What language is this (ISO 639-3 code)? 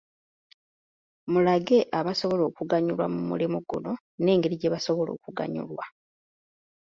lug